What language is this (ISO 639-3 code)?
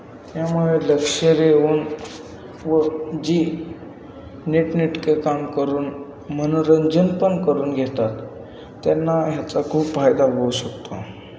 mar